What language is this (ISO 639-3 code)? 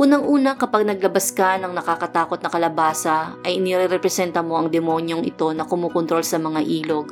fil